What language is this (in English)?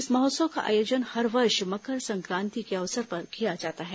Hindi